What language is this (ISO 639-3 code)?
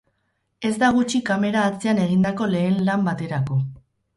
eus